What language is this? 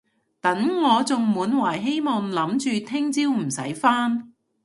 Cantonese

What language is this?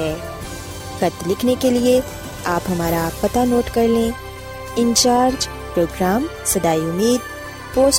Urdu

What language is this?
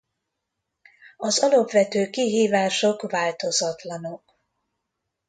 Hungarian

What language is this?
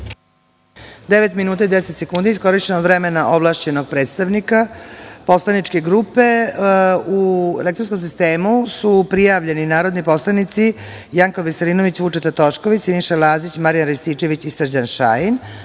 Serbian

